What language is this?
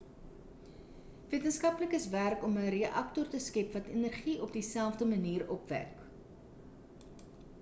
Afrikaans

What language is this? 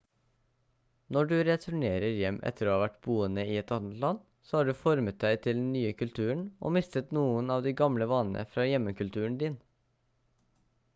Norwegian Bokmål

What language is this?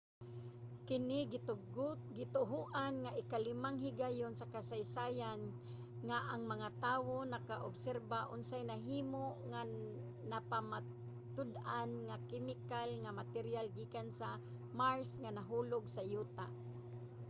Cebuano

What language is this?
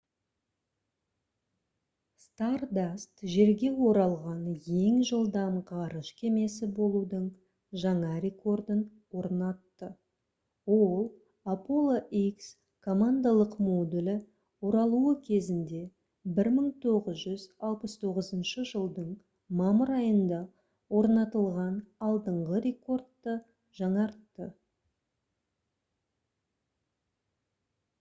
Kazakh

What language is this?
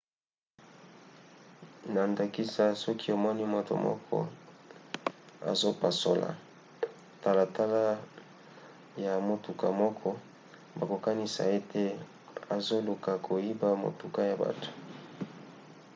Lingala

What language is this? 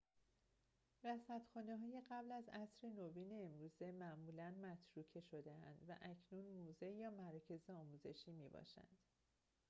Persian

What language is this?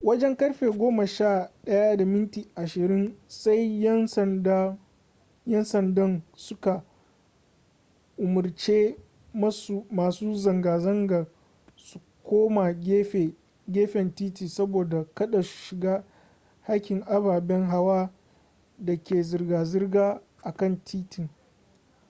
Hausa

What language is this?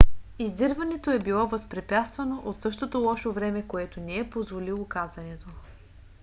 Bulgarian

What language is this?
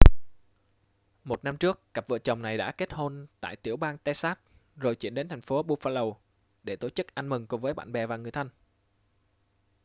Vietnamese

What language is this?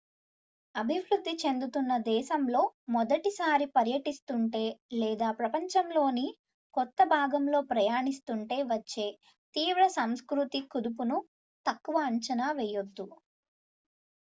Telugu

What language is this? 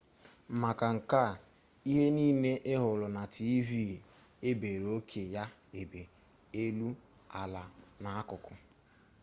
Igbo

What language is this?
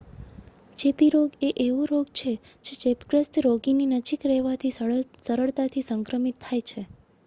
Gujarati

